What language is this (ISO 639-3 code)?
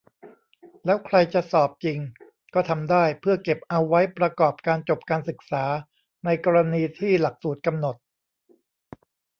tha